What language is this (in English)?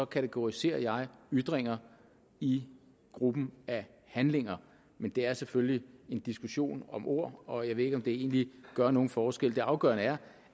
Danish